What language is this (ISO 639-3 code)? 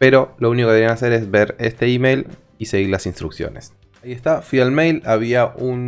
spa